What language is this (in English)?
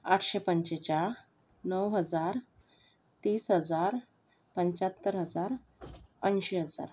Marathi